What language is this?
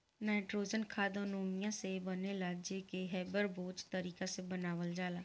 Bhojpuri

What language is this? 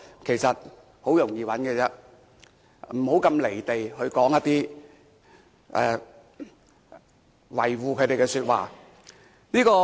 Cantonese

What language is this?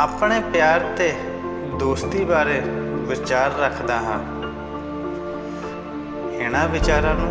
Hindi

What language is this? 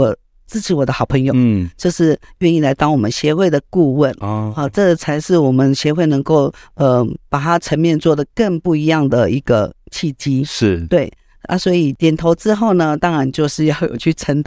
Chinese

